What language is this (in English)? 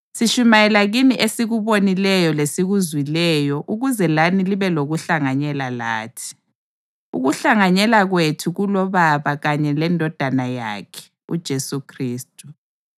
North Ndebele